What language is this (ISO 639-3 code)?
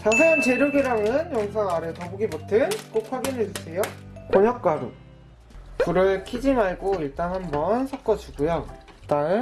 kor